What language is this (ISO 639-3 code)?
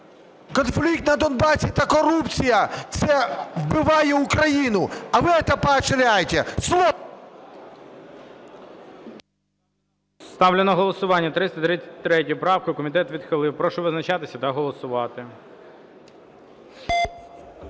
ukr